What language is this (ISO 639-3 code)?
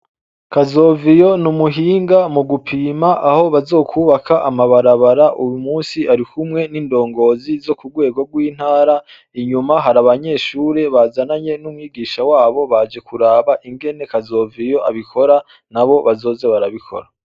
run